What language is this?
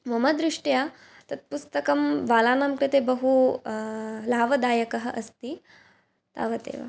Sanskrit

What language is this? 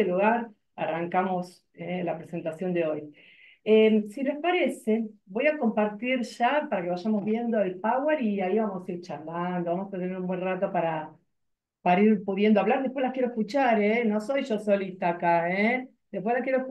Spanish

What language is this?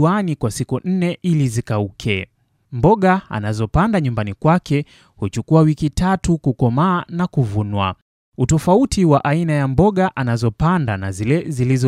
Swahili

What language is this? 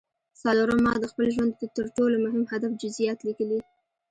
Pashto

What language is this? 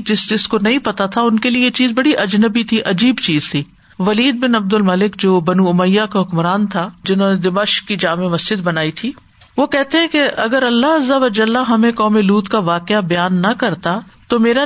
Urdu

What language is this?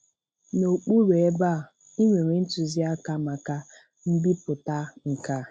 Igbo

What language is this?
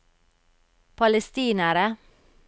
Norwegian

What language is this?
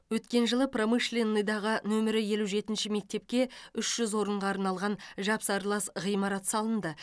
Kazakh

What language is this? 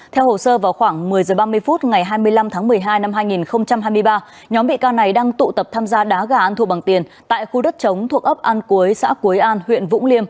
Vietnamese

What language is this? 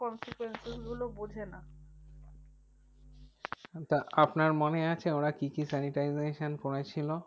Bangla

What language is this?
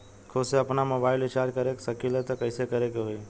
Bhojpuri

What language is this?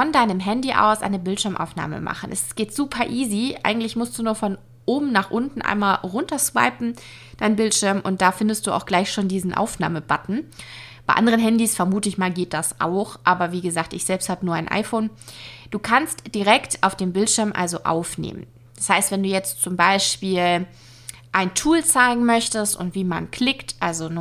German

